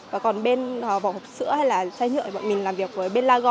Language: Vietnamese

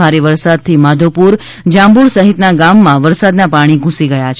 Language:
Gujarati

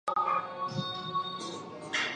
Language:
Chinese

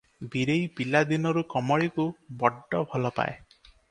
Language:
Odia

